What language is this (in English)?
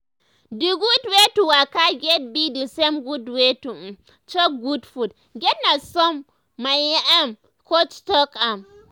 Nigerian Pidgin